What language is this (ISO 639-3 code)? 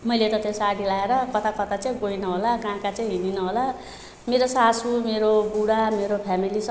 nep